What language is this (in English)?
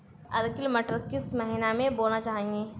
Hindi